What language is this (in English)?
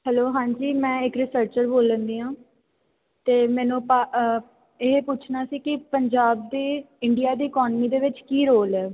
Punjabi